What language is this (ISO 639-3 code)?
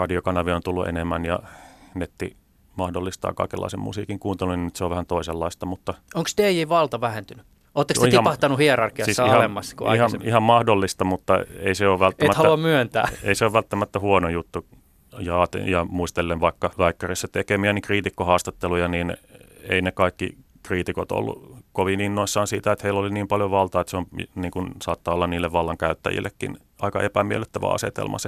fin